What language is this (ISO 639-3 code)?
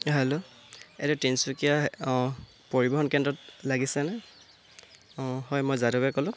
asm